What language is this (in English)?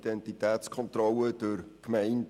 Swiss German